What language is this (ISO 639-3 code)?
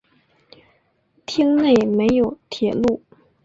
zho